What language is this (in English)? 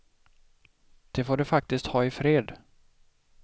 Swedish